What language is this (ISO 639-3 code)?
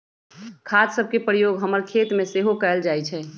mag